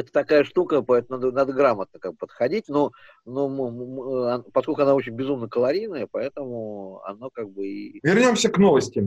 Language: Russian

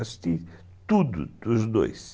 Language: Portuguese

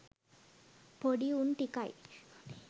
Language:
Sinhala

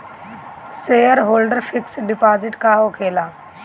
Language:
Bhojpuri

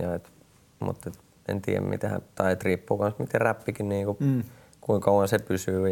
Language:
Finnish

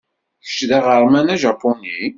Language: Kabyle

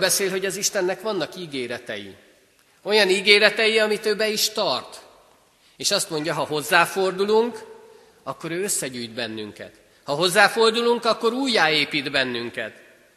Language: Hungarian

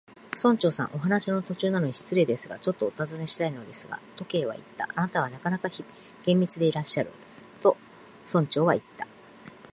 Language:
Japanese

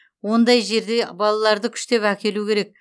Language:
Kazakh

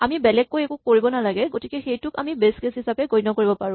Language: Assamese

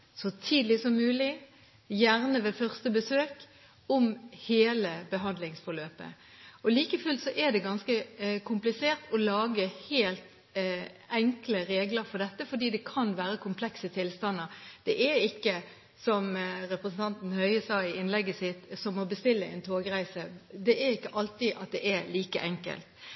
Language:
Norwegian Bokmål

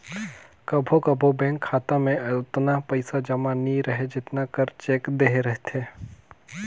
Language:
Chhattisgarhi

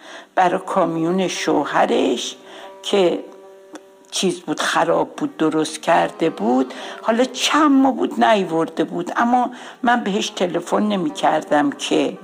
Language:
Persian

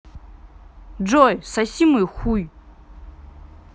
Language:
Russian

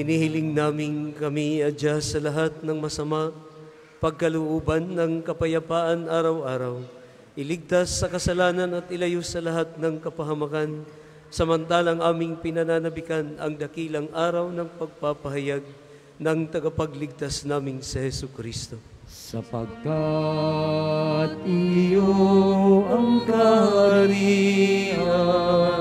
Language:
Filipino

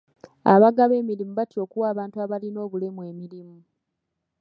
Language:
Ganda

